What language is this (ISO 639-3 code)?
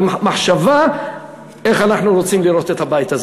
heb